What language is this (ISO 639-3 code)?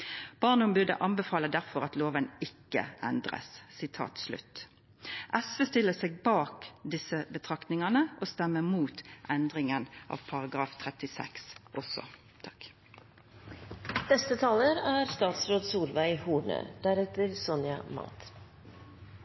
nno